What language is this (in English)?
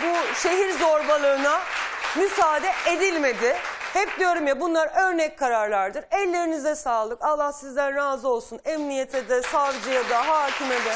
Turkish